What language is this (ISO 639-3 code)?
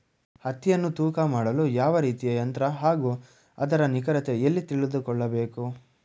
kan